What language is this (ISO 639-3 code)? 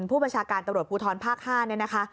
tha